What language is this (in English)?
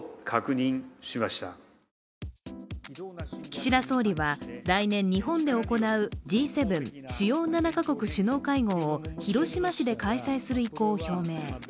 Japanese